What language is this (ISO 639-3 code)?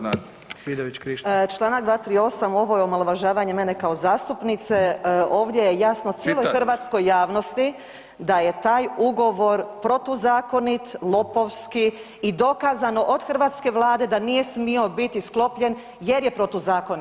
hrv